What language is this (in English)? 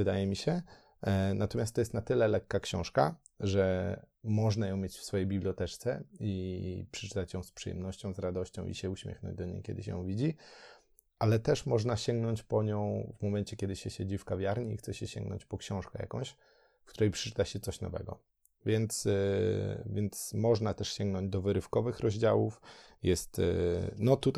Polish